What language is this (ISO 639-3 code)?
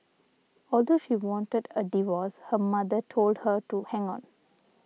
eng